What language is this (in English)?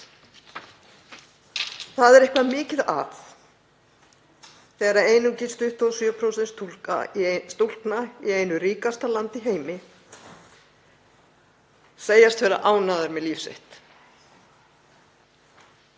Icelandic